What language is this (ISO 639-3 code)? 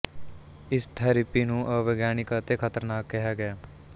pan